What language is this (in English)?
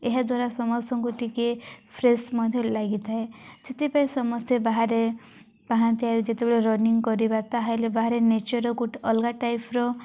Odia